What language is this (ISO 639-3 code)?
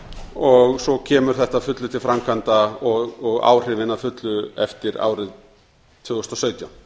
isl